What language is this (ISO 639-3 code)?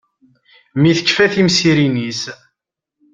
kab